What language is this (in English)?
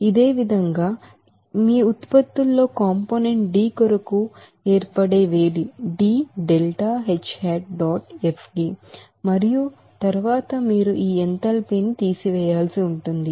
Telugu